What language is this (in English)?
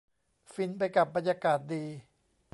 Thai